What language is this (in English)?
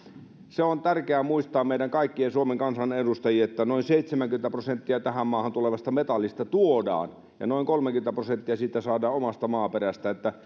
Finnish